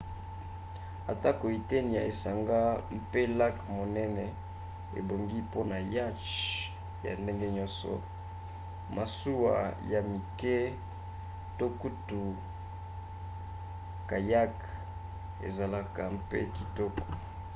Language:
Lingala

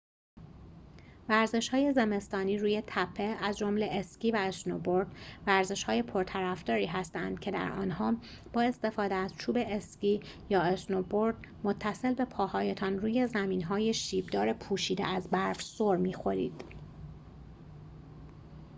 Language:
Persian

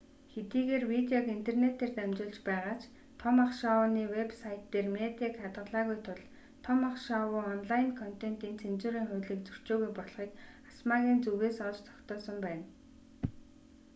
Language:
Mongolian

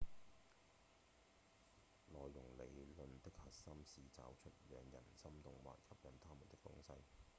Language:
Cantonese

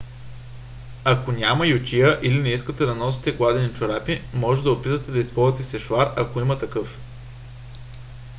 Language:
Bulgarian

